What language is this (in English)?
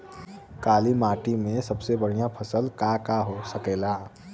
Bhojpuri